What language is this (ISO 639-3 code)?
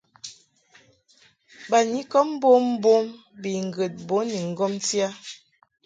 mhk